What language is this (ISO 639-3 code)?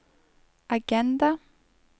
nor